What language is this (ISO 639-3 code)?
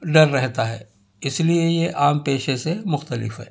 urd